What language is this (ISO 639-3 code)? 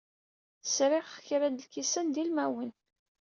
kab